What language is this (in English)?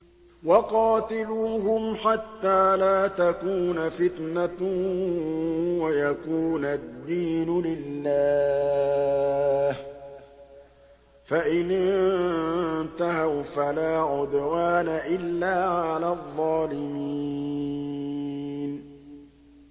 Arabic